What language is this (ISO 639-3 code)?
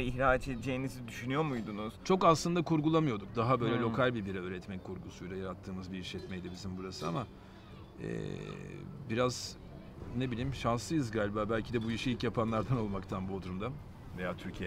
tur